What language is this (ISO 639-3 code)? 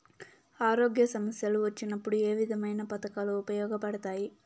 tel